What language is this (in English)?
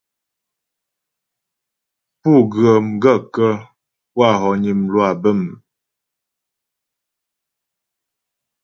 Ghomala